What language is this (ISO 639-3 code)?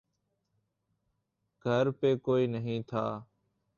urd